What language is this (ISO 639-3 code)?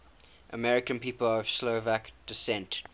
eng